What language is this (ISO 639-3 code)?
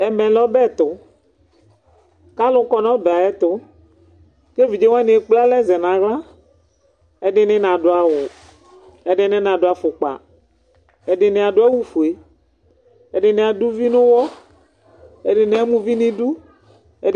kpo